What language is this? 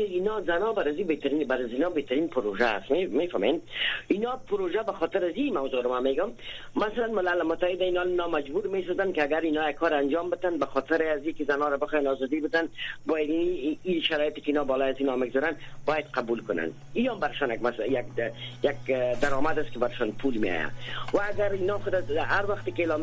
Persian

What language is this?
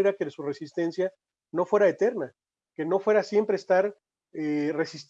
Spanish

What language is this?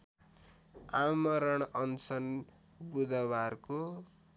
Nepali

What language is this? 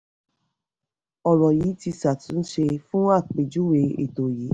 Yoruba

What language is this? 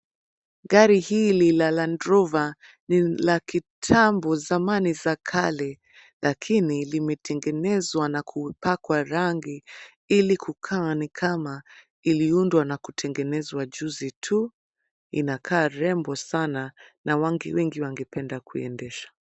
Swahili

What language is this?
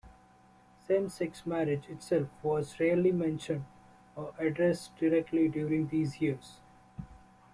English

